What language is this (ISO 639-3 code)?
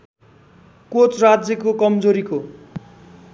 nep